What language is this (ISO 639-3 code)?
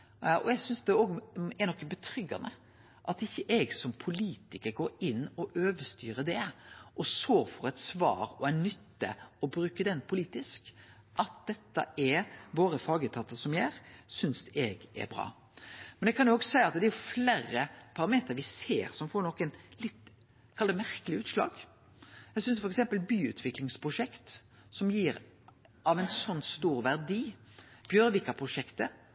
nno